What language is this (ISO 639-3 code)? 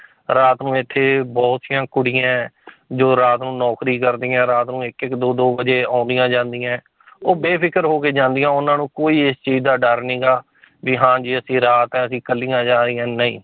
pan